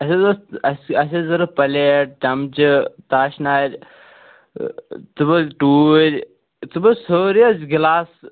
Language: Kashmiri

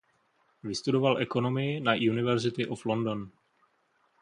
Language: Czech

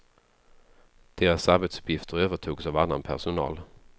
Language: Swedish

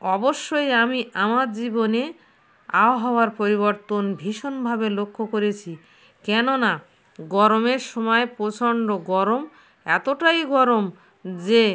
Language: Bangla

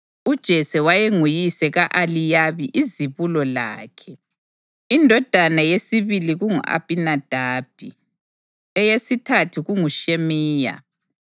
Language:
North Ndebele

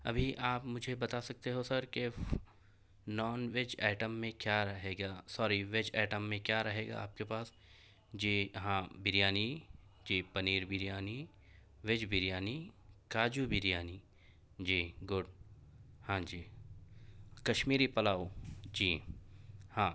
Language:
Urdu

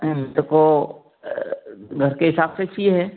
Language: Hindi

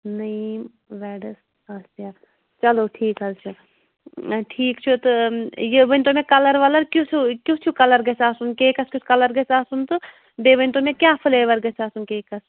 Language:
Kashmiri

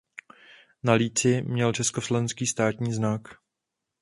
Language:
Czech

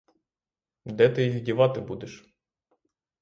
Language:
Ukrainian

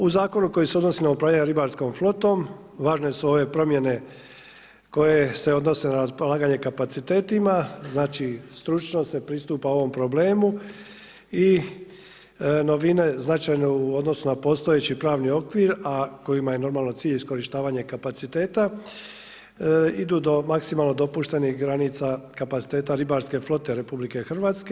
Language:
Croatian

